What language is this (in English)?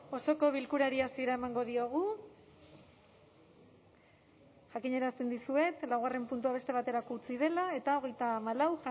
Basque